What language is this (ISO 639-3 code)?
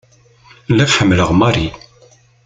kab